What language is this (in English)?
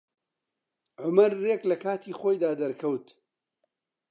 Central Kurdish